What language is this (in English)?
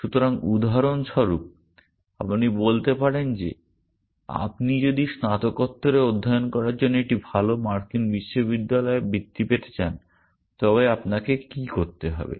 Bangla